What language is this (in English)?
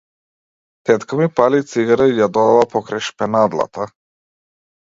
Macedonian